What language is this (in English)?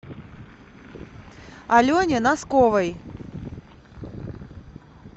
Russian